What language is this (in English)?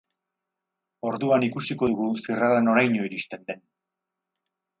Basque